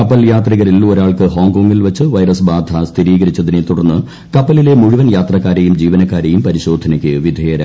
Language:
Malayalam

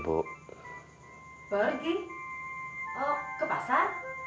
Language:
Indonesian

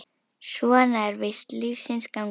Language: Icelandic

